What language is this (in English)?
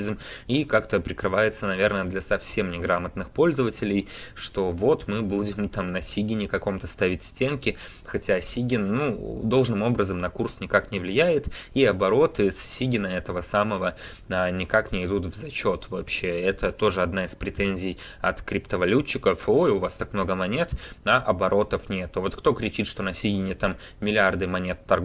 Russian